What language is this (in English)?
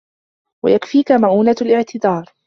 Arabic